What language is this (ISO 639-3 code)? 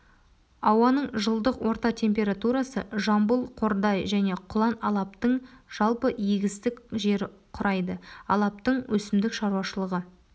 kaz